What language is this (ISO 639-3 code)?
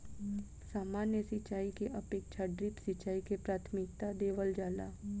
bho